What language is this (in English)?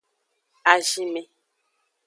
Aja (Benin)